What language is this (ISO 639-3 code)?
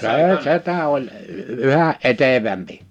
fin